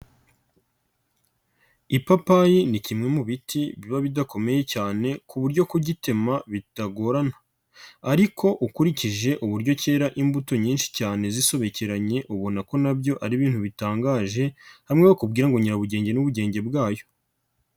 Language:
Kinyarwanda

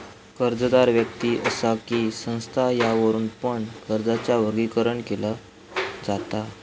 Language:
Marathi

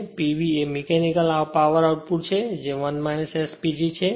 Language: Gujarati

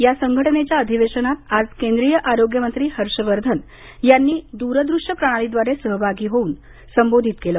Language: Marathi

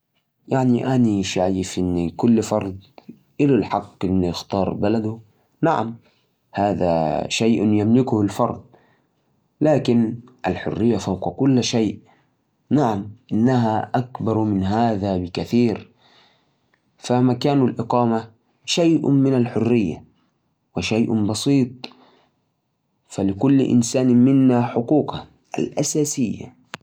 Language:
Najdi Arabic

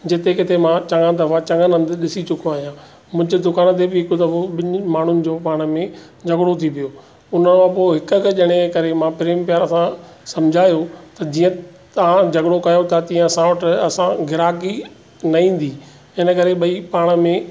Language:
Sindhi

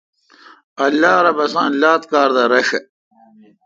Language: Kalkoti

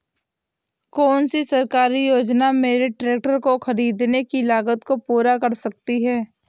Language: Hindi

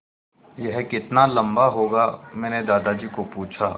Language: Hindi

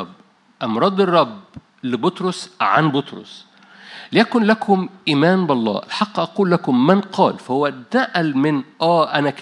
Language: Arabic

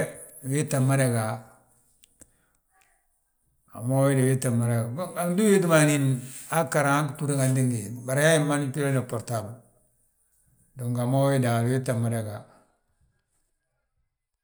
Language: Balanta-Ganja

